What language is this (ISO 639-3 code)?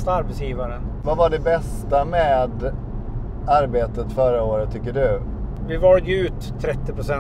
swe